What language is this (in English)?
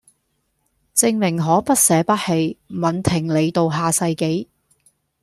Cantonese